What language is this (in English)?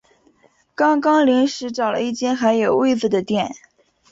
Chinese